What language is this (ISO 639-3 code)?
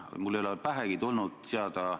est